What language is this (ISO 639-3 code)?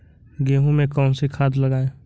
hin